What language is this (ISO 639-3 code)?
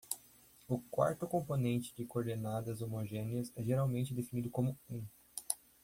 por